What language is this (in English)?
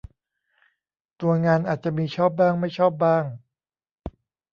Thai